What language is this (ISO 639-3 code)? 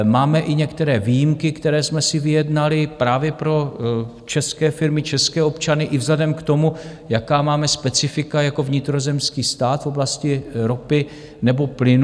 ces